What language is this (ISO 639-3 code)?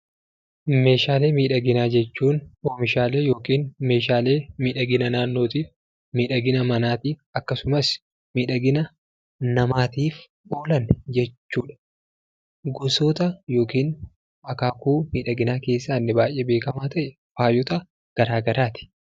orm